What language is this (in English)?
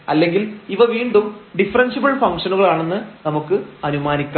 Malayalam